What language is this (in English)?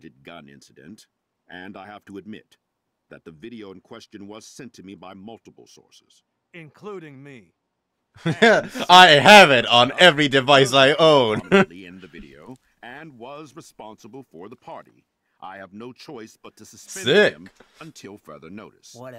English